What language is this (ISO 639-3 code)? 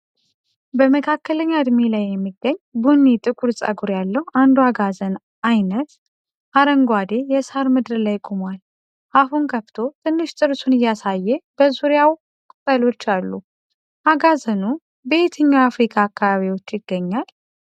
amh